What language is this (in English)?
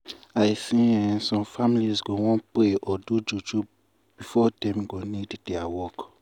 Nigerian Pidgin